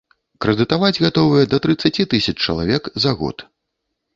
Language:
Belarusian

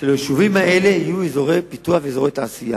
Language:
Hebrew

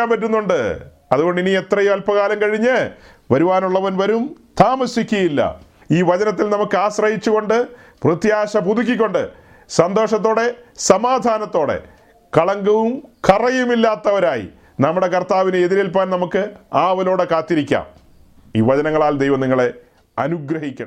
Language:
Malayalam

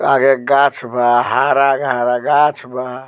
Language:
Bhojpuri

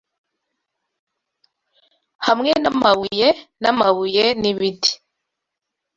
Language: Kinyarwanda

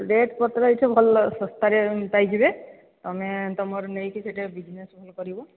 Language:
Odia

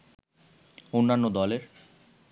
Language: Bangla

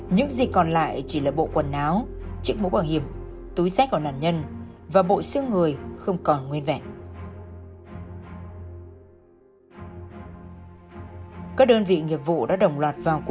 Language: Vietnamese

